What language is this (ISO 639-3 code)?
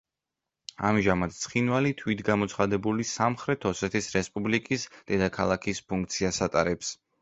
kat